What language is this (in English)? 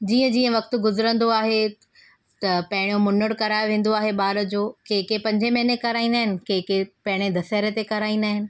Sindhi